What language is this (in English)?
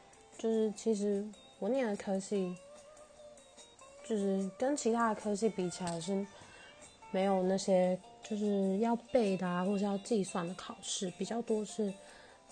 Chinese